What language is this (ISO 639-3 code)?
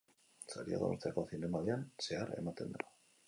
eus